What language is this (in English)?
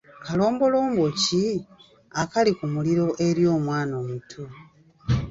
Ganda